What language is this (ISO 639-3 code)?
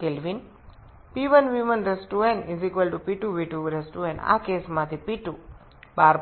ben